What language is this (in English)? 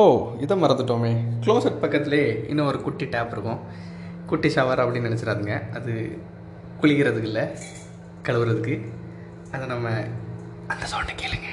Tamil